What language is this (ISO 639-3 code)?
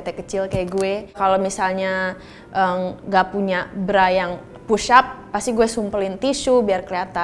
ind